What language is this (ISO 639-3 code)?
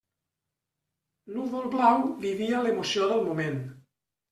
cat